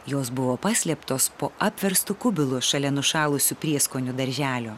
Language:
Lithuanian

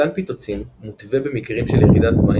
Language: Hebrew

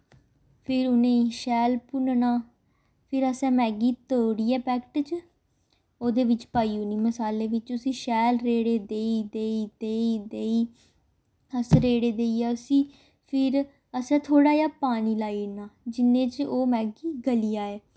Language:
Dogri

